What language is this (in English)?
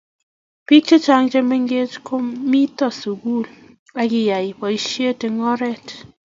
Kalenjin